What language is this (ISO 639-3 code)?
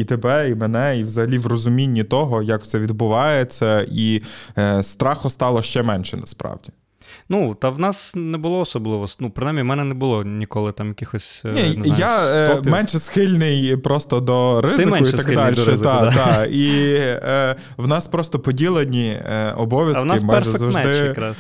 ukr